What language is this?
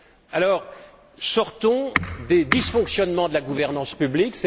French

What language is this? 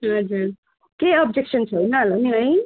Nepali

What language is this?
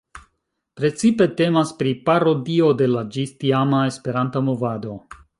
Esperanto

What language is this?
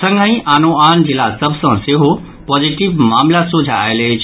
Maithili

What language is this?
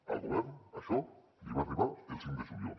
Catalan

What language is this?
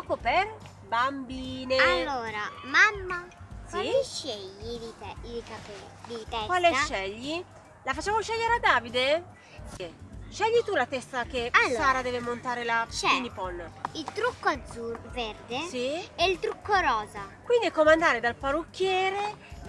Italian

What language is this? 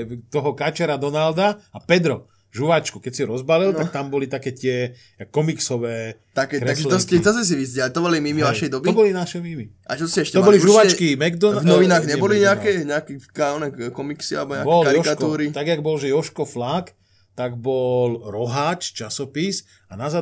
Slovak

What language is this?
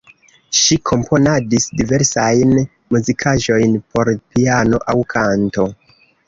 Esperanto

